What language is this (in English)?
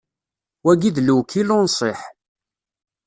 Kabyle